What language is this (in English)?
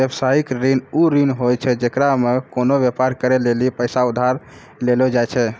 Maithili